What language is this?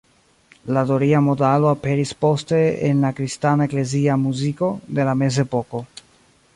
Esperanto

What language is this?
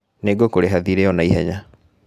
Kikuyu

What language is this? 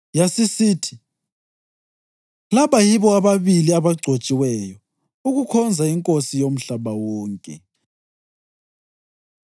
North Ndebele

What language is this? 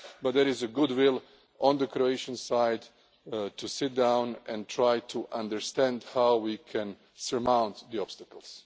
English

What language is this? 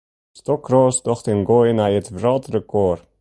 Western Frisian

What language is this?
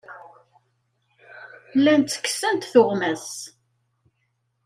Kabyle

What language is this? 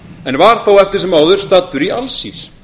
Icelandic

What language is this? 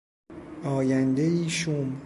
Persian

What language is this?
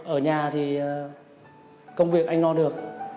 Vietnamese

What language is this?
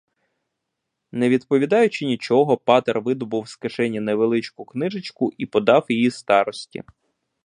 Ukrainian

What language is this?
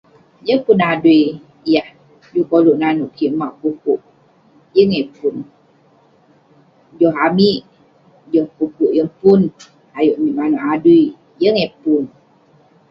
Western Penan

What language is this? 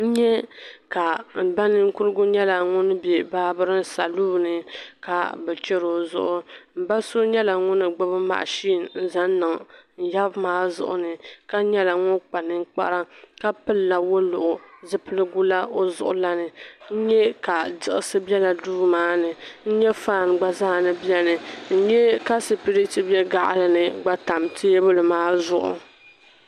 Dagbani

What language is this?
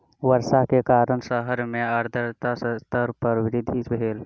Maithili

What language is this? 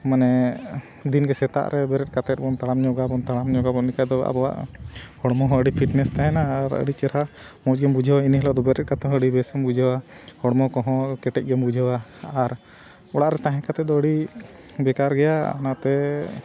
Santali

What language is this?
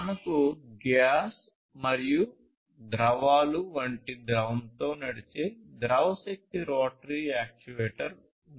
Telugu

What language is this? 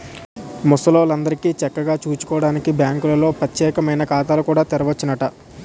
Telugu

